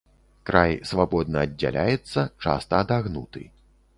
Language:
Belarusian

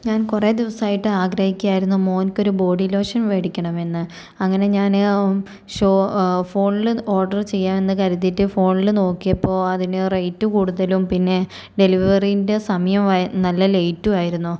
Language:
Malayalam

